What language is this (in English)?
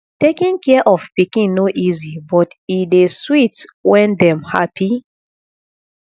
Nigerian Pidgin